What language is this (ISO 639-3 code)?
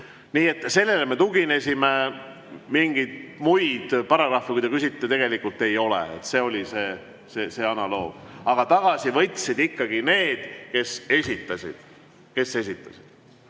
est